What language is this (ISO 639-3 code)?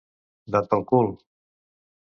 cat